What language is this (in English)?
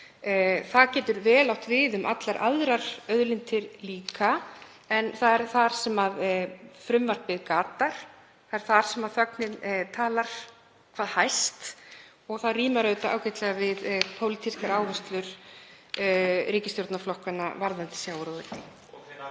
Icelandic